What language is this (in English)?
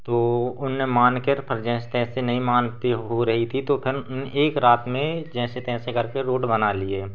Hindi